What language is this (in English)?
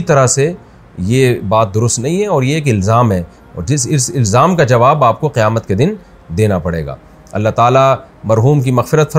Urdu